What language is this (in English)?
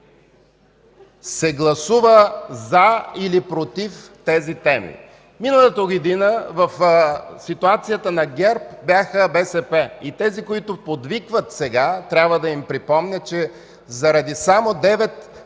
Bulgarian